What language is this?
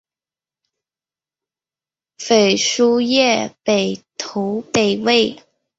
Chinese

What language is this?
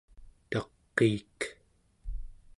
Central Yupik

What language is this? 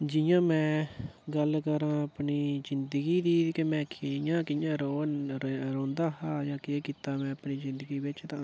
Dogri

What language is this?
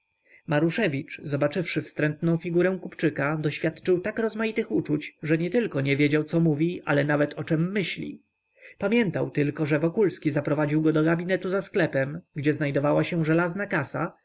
Polish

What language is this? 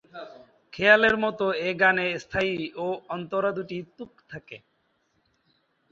Bangla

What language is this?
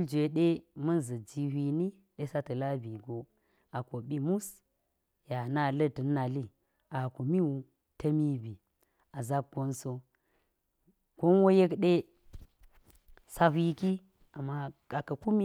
Geji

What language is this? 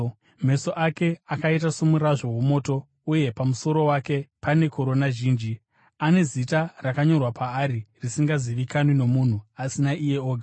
Shona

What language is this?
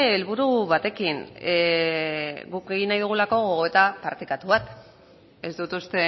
Basque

